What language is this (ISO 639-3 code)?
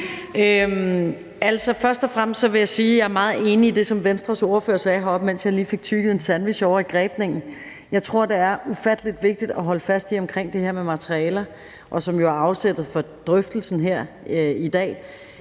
dan